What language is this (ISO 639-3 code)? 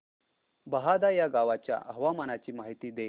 mar